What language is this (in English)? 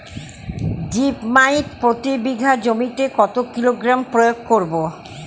Bangla